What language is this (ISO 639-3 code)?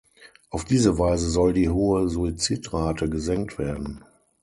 deu